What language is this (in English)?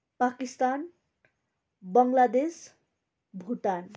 Nepali